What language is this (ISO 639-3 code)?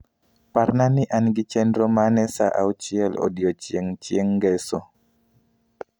luo